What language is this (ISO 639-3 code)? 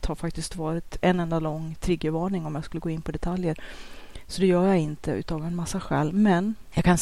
swe